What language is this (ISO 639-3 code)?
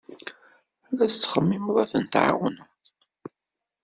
kab